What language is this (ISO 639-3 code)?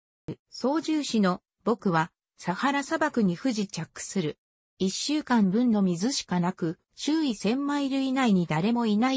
jpn